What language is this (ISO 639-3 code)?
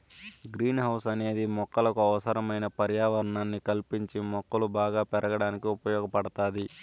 tel